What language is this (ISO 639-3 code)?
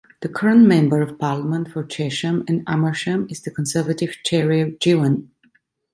eng